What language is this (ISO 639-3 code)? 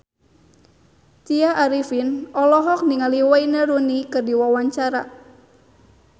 sun